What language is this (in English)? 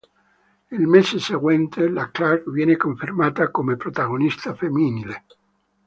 Italian